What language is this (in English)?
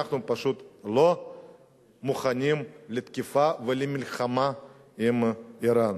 Hebrew